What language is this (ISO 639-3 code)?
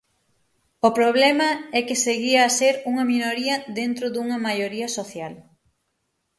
glg